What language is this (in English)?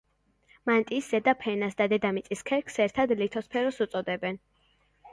Georgian